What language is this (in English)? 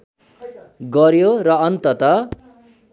Nepali